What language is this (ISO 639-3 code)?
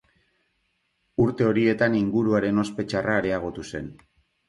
eus